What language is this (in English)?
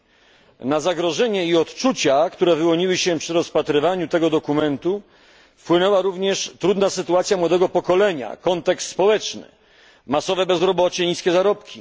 Polish